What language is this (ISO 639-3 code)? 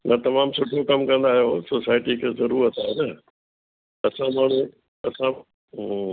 snd